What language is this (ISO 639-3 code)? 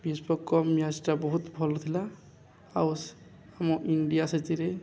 ori